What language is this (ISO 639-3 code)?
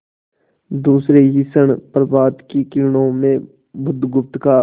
hin